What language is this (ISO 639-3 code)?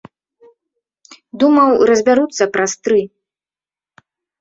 bel